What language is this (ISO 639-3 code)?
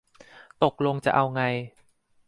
tha